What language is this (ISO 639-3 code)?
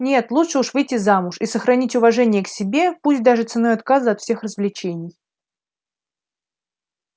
rus